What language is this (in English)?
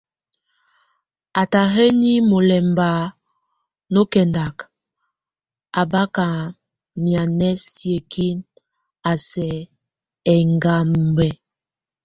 Tunen